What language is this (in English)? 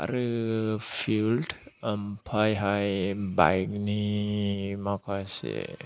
Bodo